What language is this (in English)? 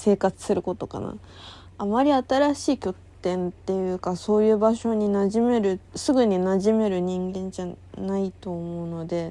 Japanese